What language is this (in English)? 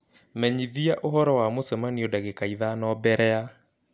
Kikuyu